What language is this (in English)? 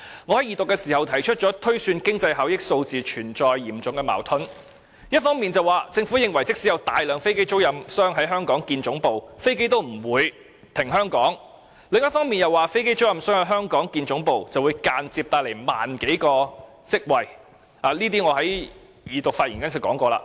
Cantonese